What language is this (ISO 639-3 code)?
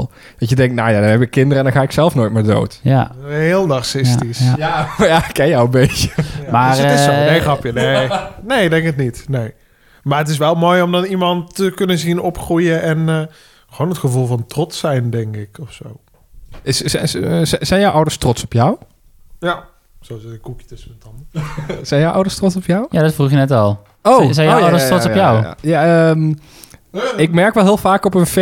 nld